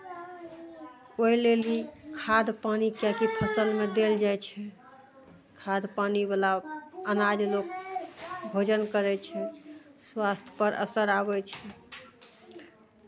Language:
Maithili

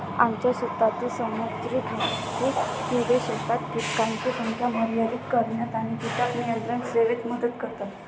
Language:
Marathi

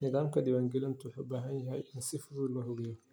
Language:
Somali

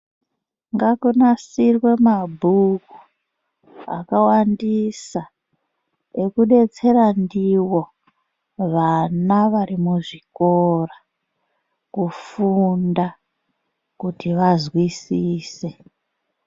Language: Ndau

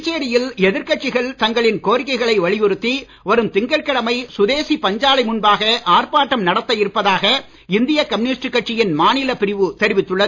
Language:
Tamil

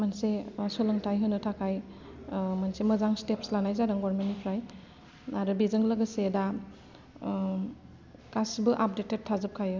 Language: Bodo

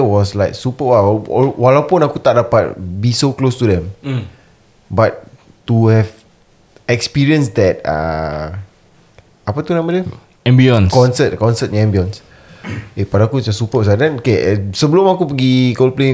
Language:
Malay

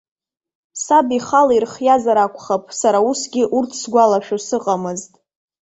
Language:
Abkhazian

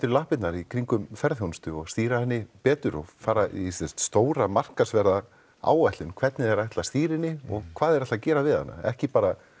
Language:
Icelandic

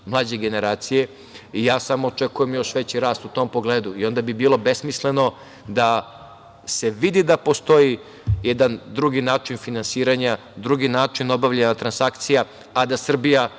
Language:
Serbian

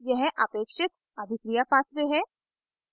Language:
Hindi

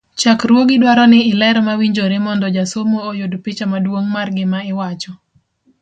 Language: Luo (Kenya and Tanzania)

